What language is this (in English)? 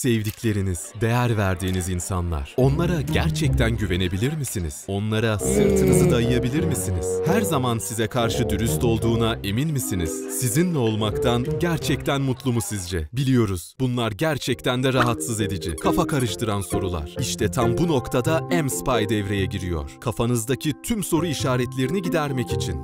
Turkish